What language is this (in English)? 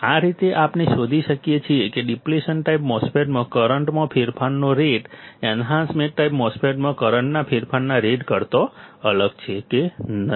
Gujarati